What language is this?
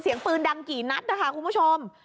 Thai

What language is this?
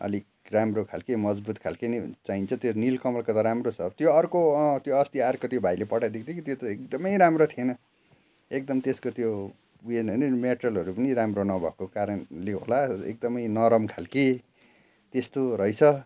Nepali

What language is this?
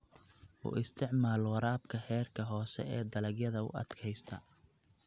Somali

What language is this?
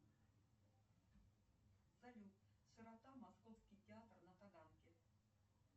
Russian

